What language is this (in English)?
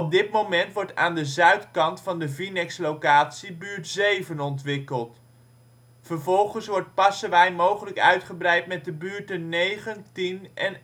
Dutch